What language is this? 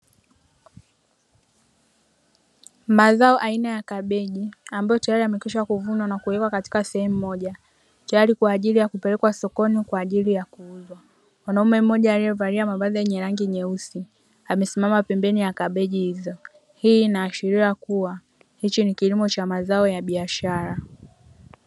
Swahili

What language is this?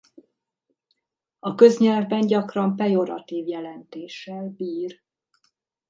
Hungarian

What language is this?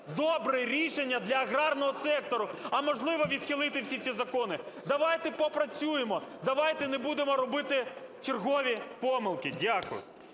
Ukrainian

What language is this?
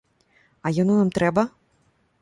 Belarusian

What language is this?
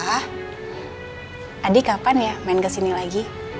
Indonesian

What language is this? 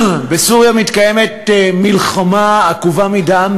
Hebrew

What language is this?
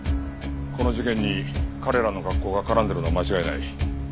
Japanese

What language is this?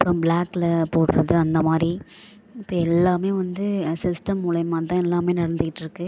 Tamil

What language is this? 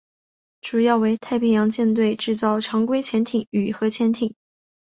Chinese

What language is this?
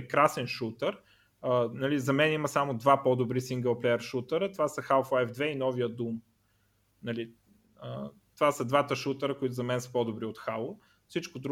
Bulgarian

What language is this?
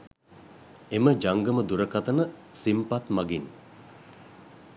Sinhala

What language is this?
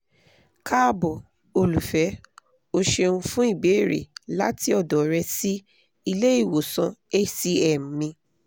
Yoruba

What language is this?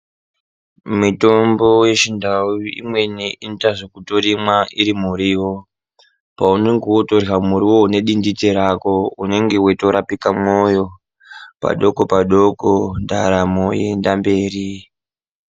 Ndau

